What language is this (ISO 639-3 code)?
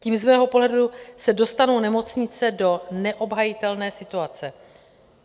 ces